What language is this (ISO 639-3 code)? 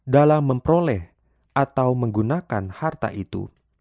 ind